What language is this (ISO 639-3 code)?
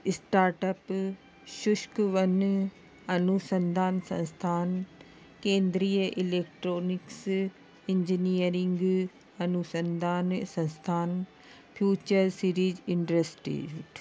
snd